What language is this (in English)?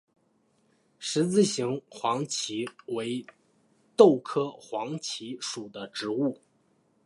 Chinese